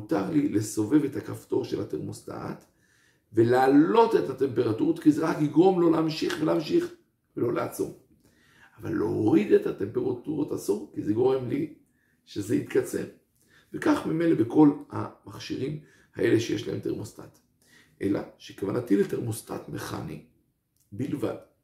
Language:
Hebrew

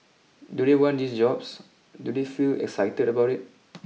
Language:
English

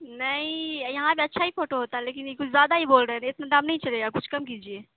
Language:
Urdu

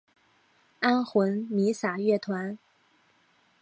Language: Chinese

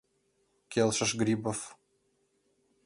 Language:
Mari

